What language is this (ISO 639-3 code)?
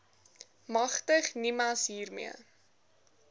afr